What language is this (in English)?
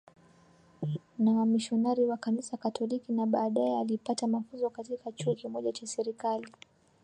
Swahili